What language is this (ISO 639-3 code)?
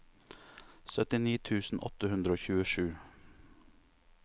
nor